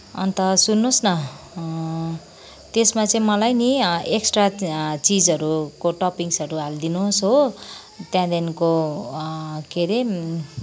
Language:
Nepali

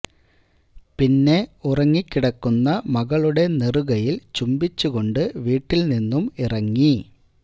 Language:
Malayalam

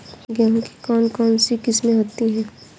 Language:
Hindi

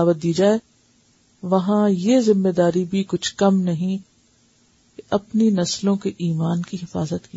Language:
Urdu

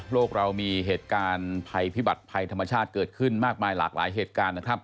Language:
Thai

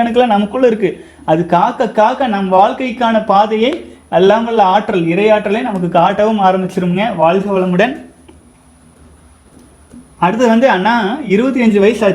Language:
Tamil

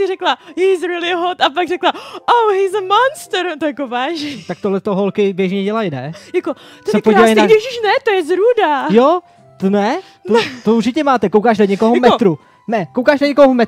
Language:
Czech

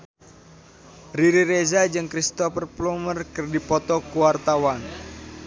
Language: Sundanese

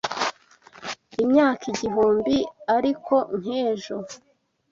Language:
Kinyarwanda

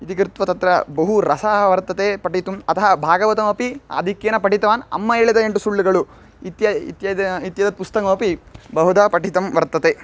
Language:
Sanskrit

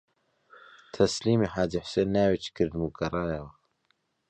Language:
Central Kurdish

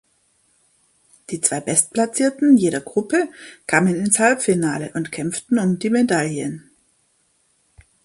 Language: German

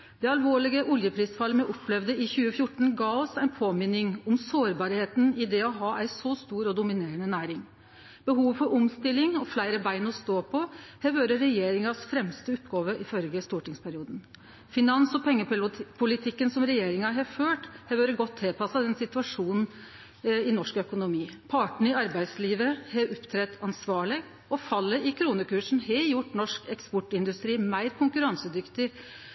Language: Norwegian Nynorsk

